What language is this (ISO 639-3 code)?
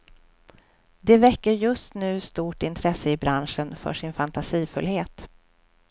swe